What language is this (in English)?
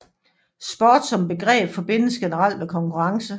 Danish